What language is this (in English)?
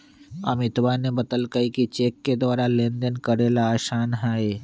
Magahi